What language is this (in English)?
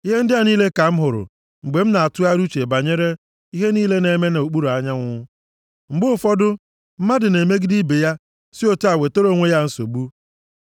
Igbo